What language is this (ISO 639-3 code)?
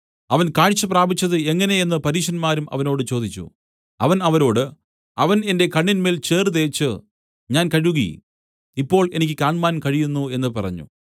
mal